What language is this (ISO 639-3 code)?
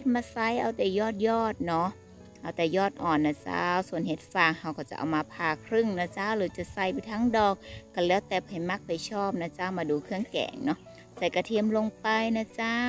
tha